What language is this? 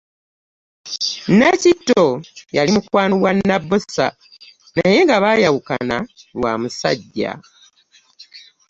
Ganda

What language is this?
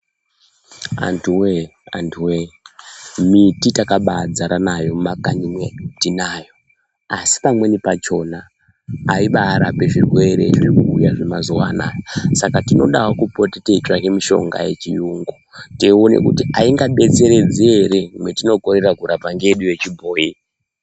Ndau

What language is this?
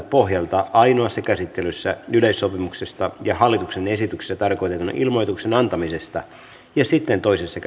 Finnish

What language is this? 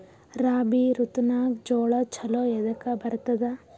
Kannada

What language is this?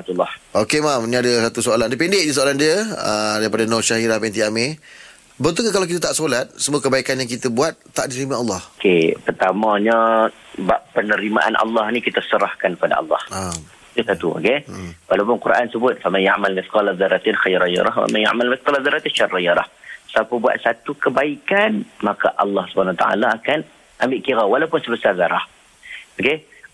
Malay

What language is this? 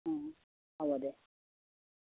Assamese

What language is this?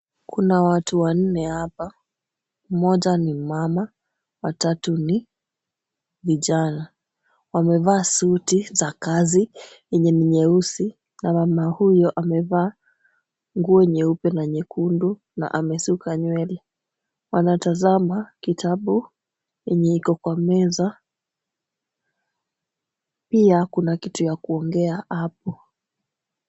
Swahili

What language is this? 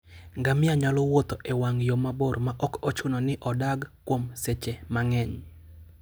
Luo (Kenya and Tanzania)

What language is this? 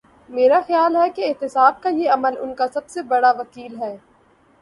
Urdu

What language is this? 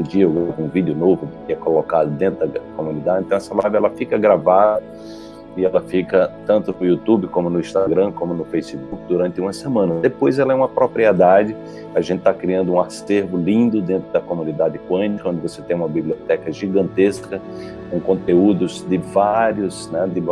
Portuguese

